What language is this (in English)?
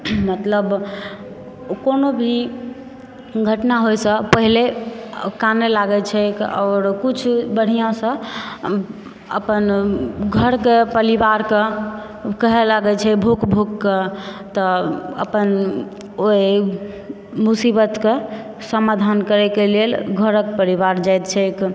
Maithili